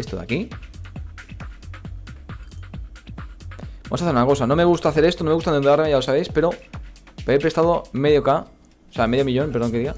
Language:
Spanish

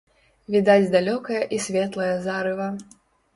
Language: Belarusian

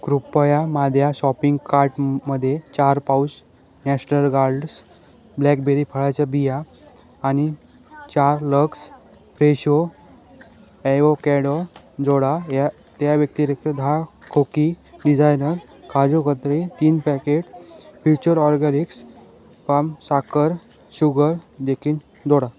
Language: Marathi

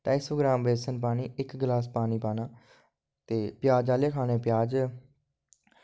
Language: Dogri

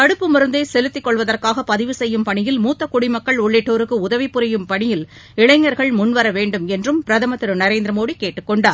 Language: Tamil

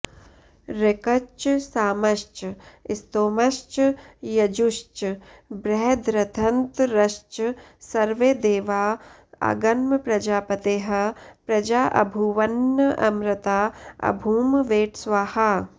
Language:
Sanskrit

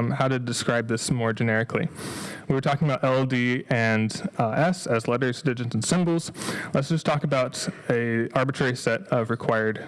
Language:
English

